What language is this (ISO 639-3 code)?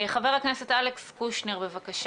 heb